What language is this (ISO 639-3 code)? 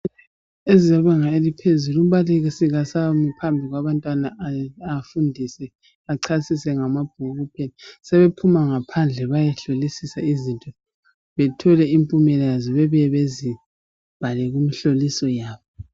nde